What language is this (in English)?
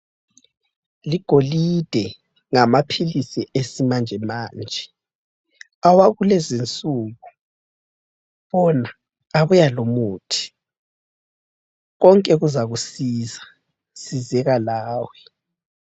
North Ndebele